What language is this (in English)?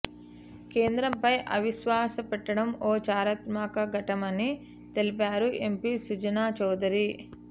Telugu